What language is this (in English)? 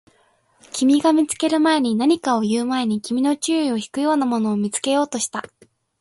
Japanese